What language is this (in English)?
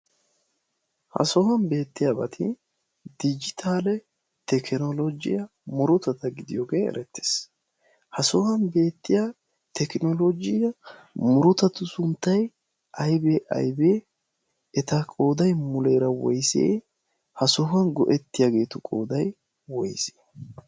Wolaytta